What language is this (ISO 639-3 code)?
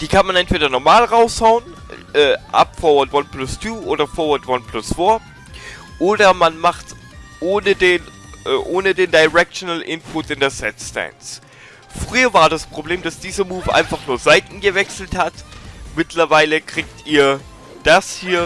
deu